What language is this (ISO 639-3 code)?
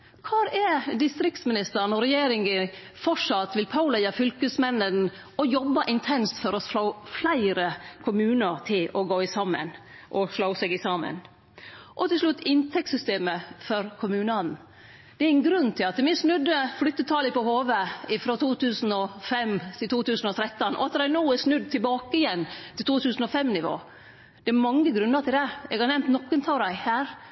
nno